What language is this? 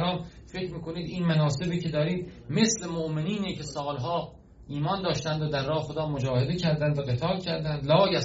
Persian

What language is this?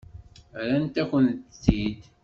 Kabyle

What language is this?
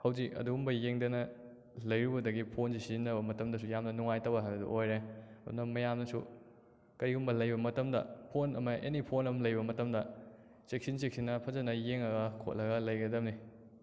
Manipuri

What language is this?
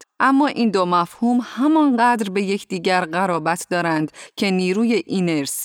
Persian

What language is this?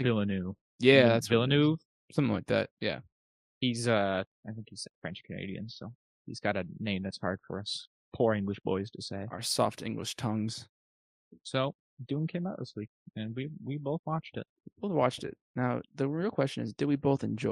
English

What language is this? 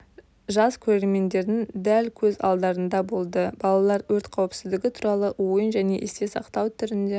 Kazakh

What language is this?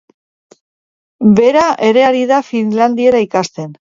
Basque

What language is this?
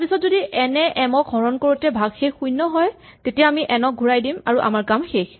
Assamese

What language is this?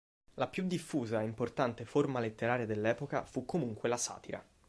Italian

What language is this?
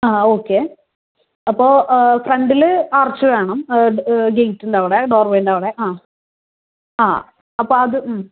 Malayalam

